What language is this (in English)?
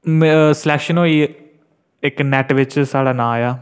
Dogri